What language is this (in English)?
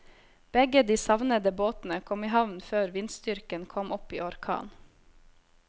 Norwegian